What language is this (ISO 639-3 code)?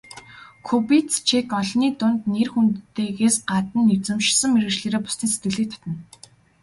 mon